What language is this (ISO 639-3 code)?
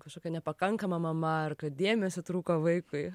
lit